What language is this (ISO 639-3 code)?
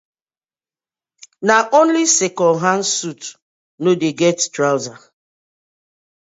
pcm